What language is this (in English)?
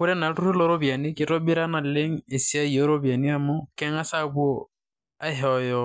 Masai